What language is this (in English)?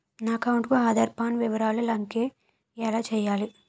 Telugu